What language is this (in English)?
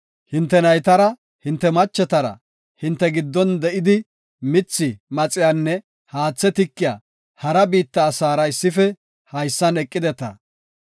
Gofa